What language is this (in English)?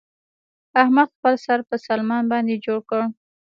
Pashto